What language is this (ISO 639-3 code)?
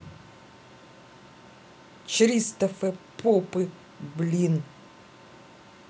rus